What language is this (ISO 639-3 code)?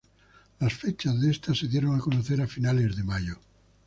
spa